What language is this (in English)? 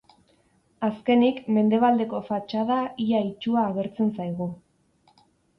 Basque